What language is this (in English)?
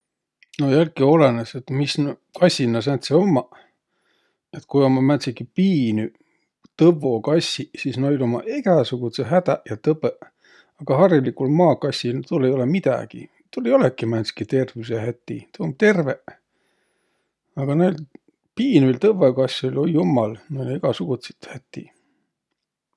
Võro